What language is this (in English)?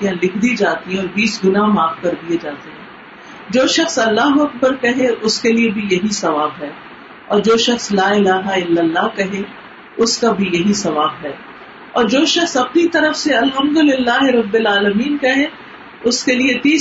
Urdu